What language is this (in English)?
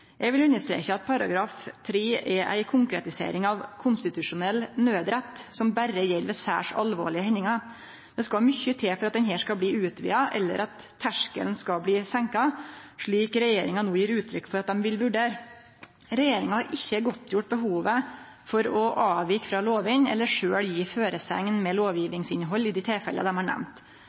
Norwegian Nynorsk